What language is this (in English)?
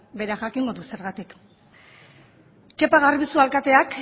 Basque